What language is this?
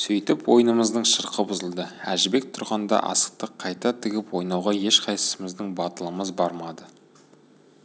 Kazakh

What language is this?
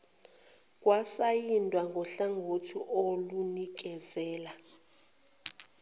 Zulu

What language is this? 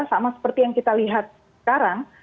Indonesian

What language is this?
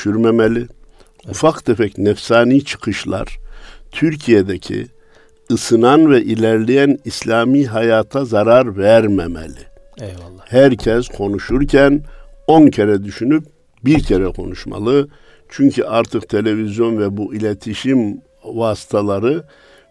Turkish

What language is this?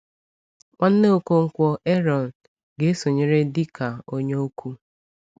Igbo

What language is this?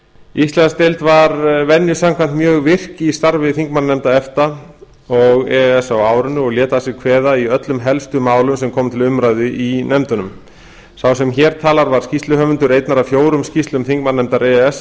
Icelandic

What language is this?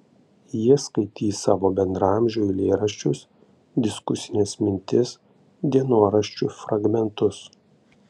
Lithuanian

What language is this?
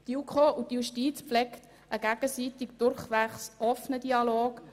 Swiss German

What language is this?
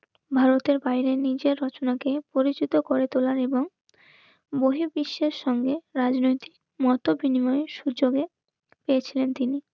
Bangla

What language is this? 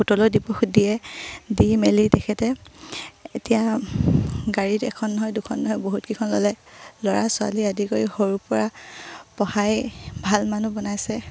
Assamese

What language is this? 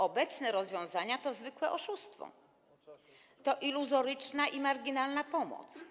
Polish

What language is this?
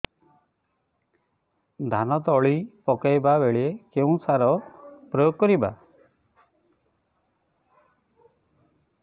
Odia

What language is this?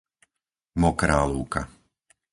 Slovak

